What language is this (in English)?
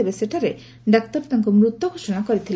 Odia